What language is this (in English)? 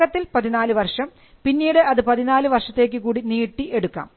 Malayalam